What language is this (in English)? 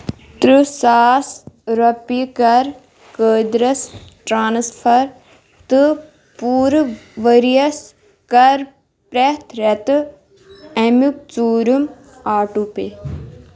Kashmiri